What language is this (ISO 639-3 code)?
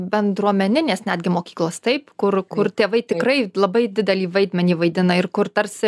lit